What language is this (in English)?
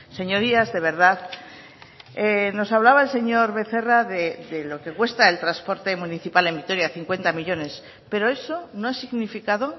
Spanish